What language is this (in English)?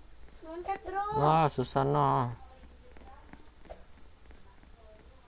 Indonesian